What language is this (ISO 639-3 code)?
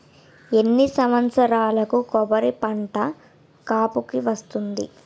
tel